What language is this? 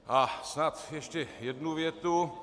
Czech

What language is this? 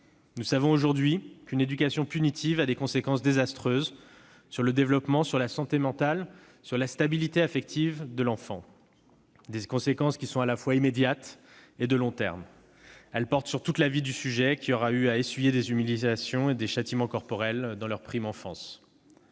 French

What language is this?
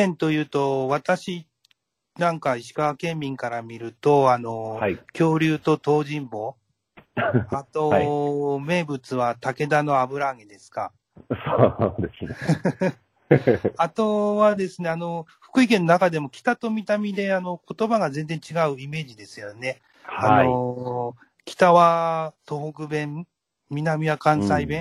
Japanese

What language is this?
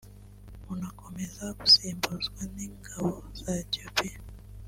Kinyarwanda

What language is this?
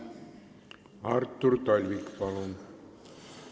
Estonian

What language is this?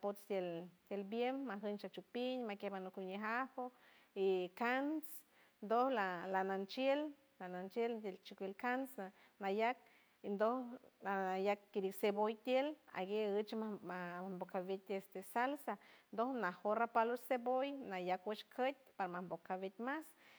San Francisco Del Mar Huave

